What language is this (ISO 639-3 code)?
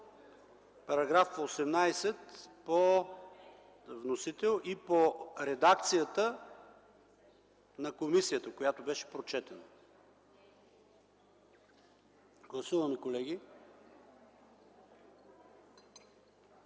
bul